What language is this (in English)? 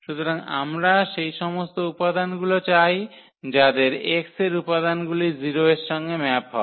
Bangla